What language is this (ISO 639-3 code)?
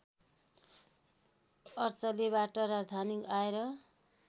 nep